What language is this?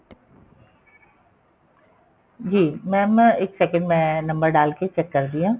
Punjabi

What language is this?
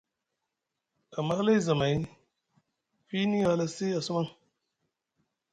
Musgu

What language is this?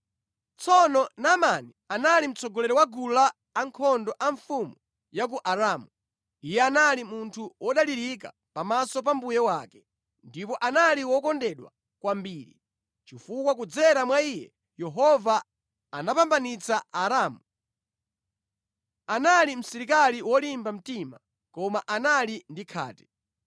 Nyanja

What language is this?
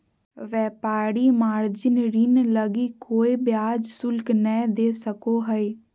Magahi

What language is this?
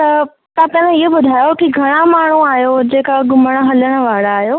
Sindhi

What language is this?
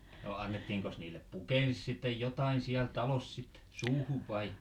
Finnish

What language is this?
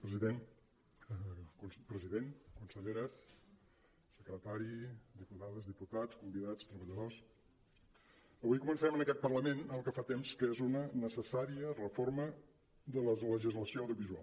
Catalan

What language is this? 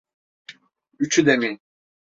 Turkish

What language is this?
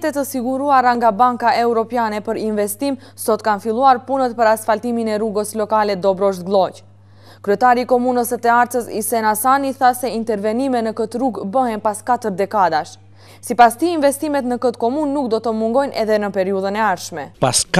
Romanian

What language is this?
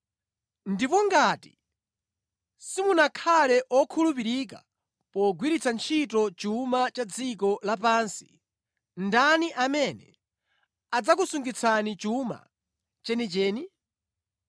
Nyanja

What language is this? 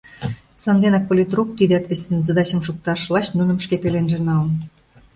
Mari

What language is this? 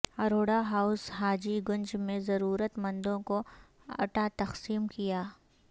Urdu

